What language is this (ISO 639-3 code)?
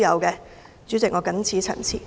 yue